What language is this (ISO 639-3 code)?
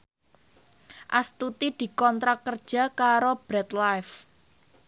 jav